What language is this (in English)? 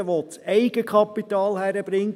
Swiss German